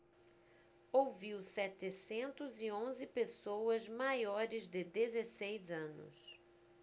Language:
Portuguese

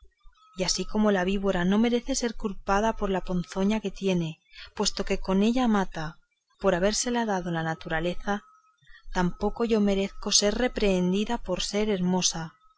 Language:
Spanish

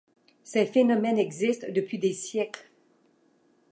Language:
French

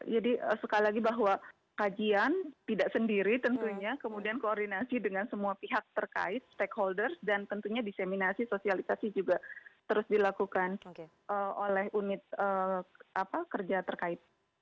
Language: Indonesian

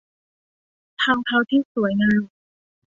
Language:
Thai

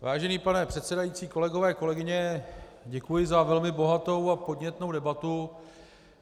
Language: Czech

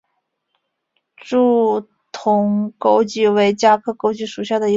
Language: Chinese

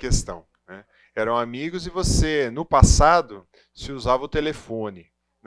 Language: Portuguese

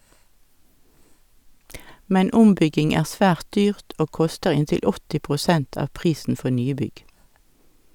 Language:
Norwegian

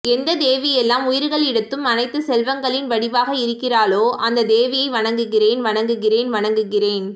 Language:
Tamil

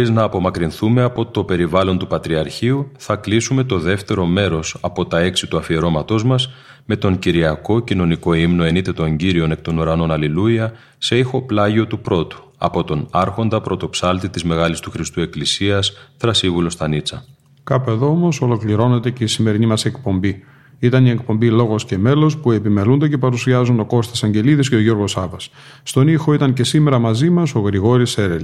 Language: Greek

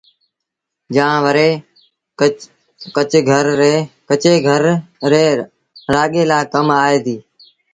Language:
Sindhi Bhil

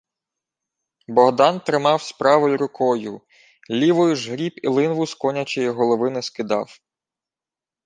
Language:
Ukrainian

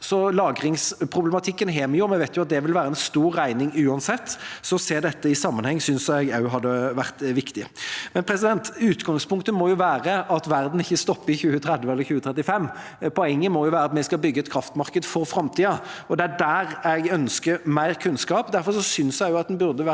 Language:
Norwegian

